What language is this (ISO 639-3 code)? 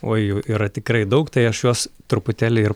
lit